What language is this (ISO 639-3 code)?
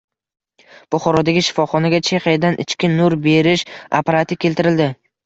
uzb